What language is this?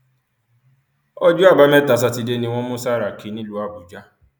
Yoruba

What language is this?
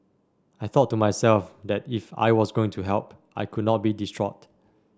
English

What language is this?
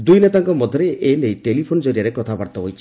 Odia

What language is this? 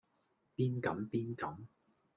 Cantonese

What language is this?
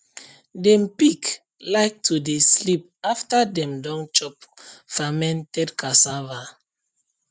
Nigerian Pidgin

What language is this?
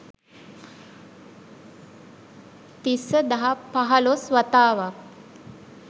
Sinhala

